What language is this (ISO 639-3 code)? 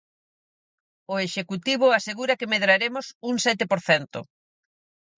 glg